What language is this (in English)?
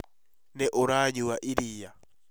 Kikuyu